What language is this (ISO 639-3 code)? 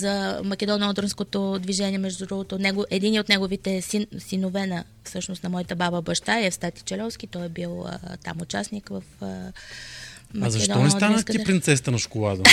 bul